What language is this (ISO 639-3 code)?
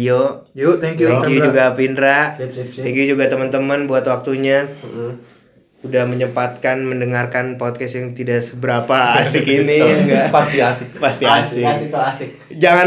ind